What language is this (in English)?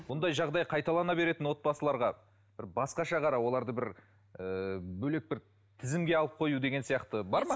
Kazakh